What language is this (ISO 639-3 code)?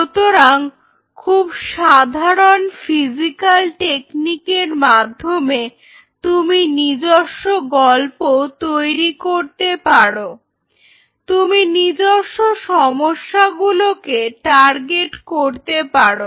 ben